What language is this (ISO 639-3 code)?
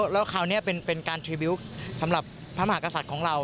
tha